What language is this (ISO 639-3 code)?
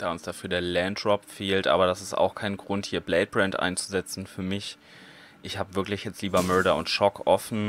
deu